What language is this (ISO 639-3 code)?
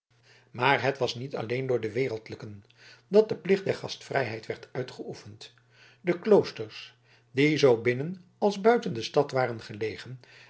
nld